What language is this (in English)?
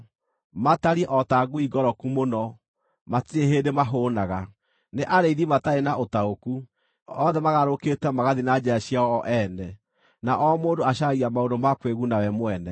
Kikuyu